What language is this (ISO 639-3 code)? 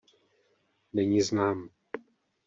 ces